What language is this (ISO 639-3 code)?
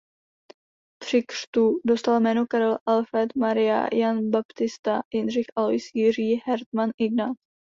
ces